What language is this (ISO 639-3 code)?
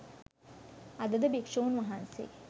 sin